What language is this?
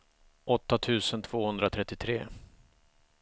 Swedish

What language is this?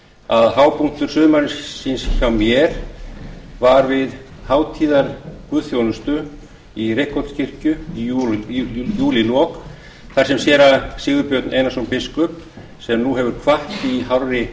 Icelandic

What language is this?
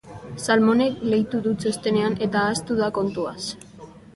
Basque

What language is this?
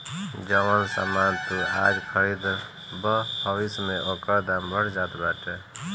Bhojpuri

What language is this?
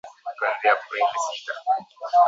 Swahili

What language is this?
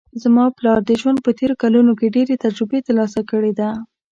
Pashto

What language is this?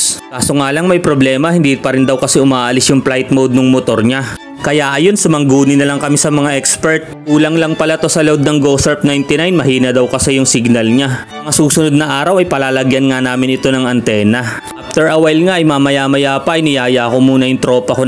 Filipino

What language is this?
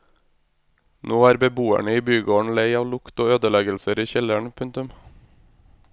Norwegian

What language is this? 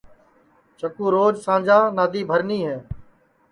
Sansi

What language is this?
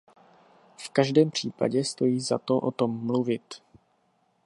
Czech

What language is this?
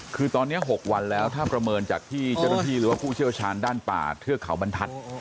Thai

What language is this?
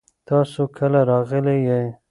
Pashto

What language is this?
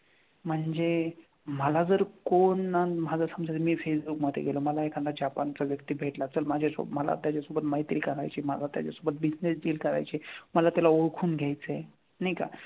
Marathi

